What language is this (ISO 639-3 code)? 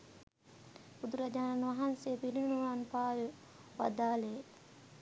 sin